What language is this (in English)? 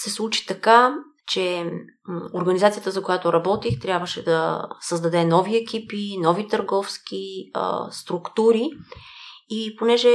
Bulgarian